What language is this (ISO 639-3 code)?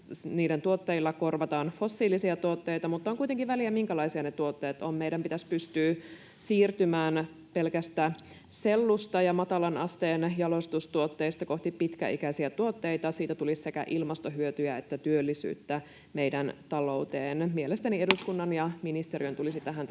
fin